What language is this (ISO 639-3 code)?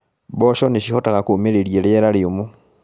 kik